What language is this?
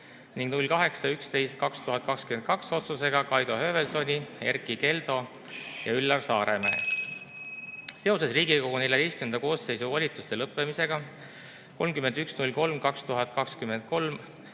Estonian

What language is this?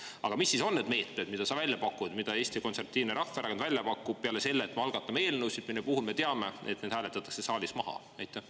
Estonian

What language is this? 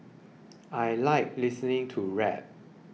English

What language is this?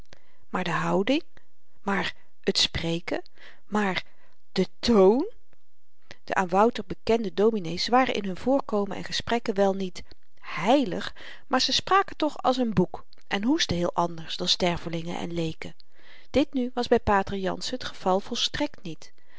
Dutch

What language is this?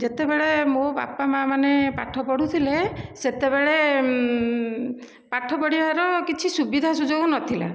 Odia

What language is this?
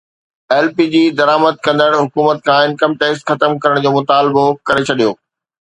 Sindhi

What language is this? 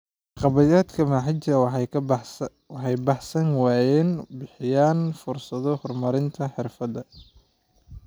Somali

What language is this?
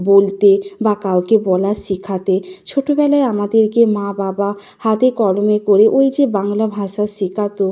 Bangla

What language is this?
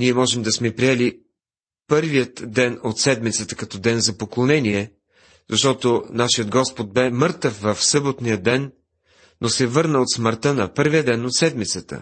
Bulgarian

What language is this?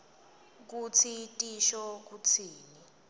Swati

